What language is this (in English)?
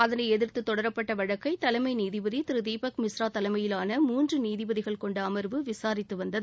Tamil